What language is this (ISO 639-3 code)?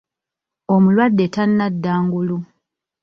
lug